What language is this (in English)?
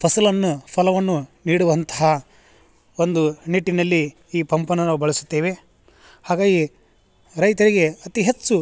Kannada